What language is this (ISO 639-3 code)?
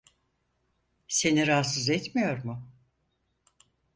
tur